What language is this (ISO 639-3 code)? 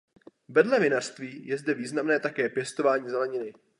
ces